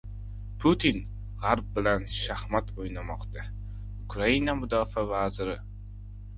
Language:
Uzbek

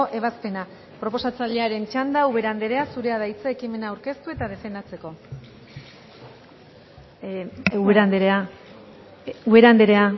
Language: Basque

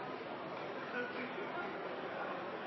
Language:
Norwegian Nynorsk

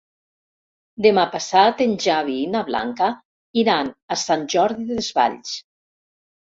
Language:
Catalan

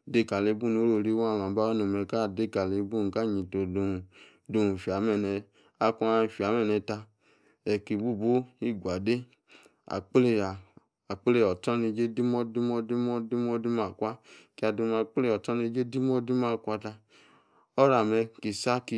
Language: Yace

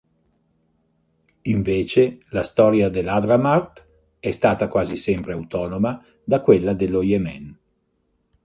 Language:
Italian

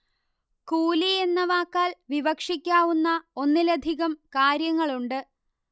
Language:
Malayalam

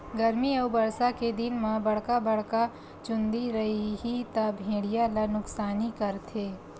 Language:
Chhattisgarhi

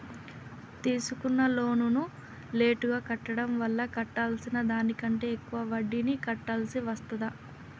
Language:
Telugu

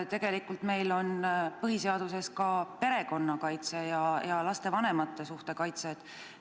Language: Estonian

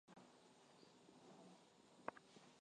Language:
Swahili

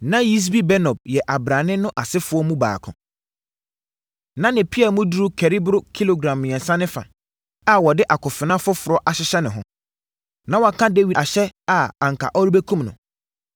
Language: Akan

